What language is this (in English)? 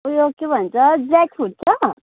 Nepali